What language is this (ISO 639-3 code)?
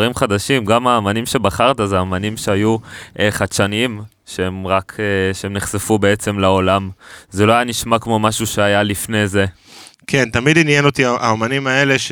heb